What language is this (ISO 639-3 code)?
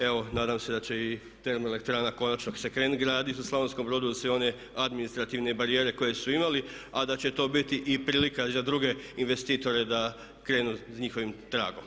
hrv